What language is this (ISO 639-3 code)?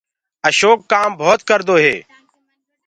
ggg